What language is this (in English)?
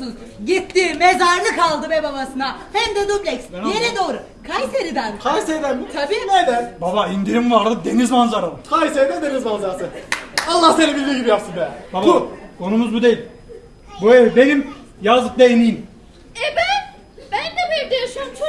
Turkish